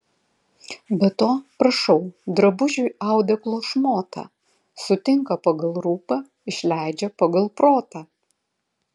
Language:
Lithuanian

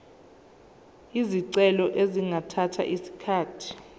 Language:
Zulu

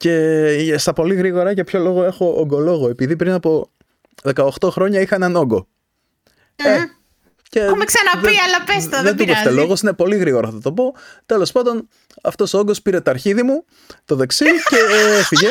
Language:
Greek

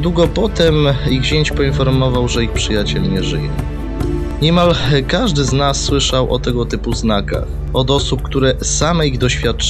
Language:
Polish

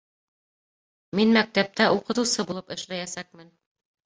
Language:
Bashkir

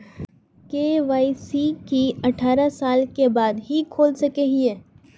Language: Magahi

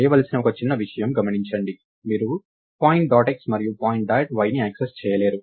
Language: Telugu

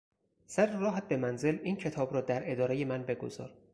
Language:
Persian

